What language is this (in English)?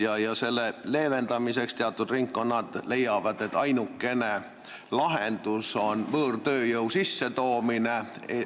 Estonian